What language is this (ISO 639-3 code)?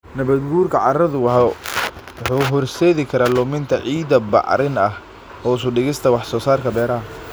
som